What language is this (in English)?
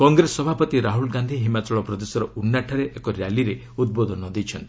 Odia